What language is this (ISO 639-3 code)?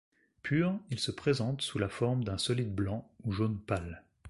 fra